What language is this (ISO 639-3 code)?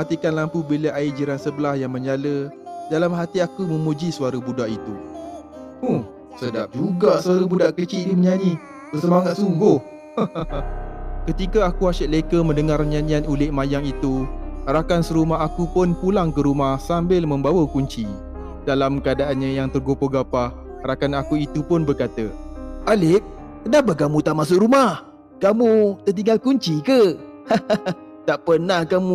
msa